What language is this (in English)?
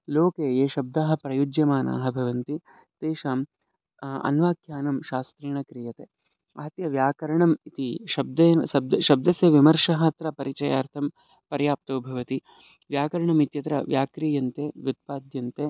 Sanskrit